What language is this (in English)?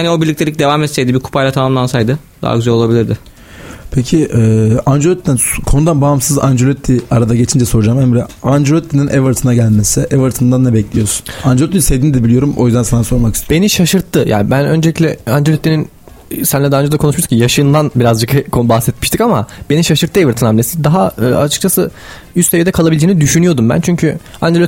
Turkish